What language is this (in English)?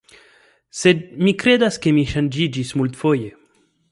Esperanto